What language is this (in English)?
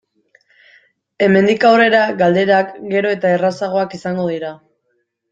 Basque